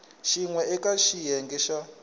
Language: Tsonga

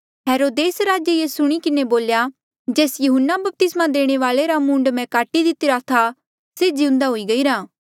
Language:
Mandeali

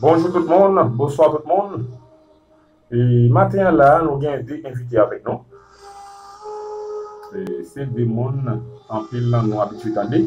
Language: French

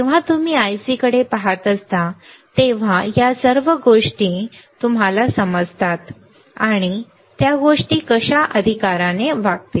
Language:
Marathi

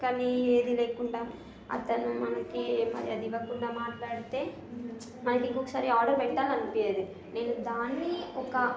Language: Telugu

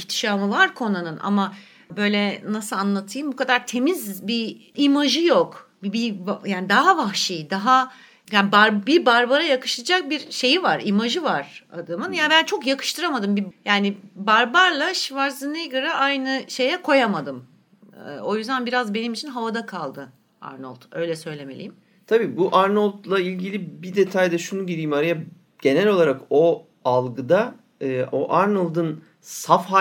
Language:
Turkish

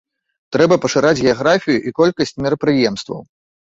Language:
Belarusian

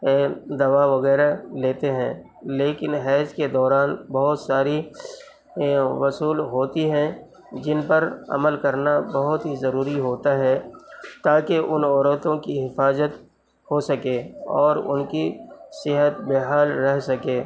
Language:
Urdu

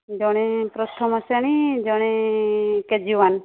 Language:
Odia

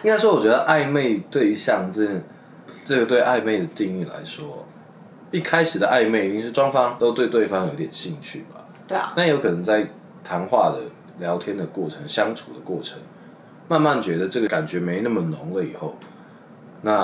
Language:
Chinese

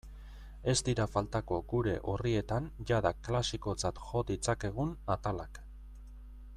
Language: Basque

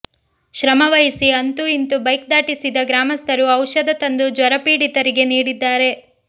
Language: Kannada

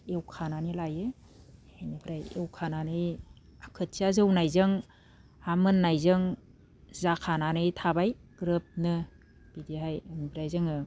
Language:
Bodo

